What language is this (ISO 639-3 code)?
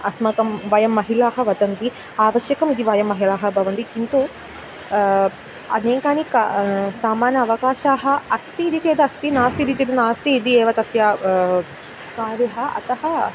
san